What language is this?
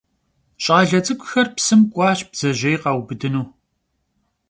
Kabardian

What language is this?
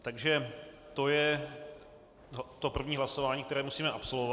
Czech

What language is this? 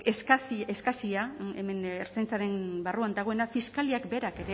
Basque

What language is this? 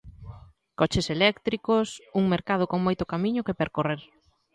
Galician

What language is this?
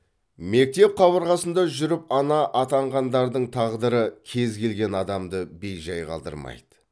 Kazakh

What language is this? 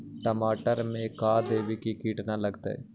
Magahi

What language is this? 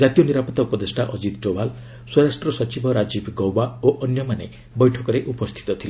Odia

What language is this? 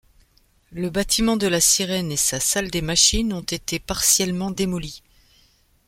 French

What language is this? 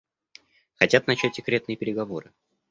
Russian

